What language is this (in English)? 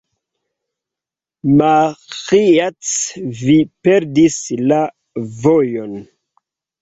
Esperanto